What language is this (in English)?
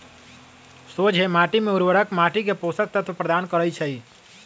Magahi